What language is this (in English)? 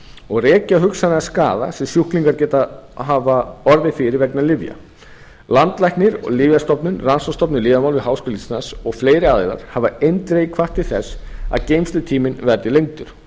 Icelandic